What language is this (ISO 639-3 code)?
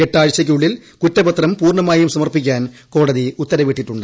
mal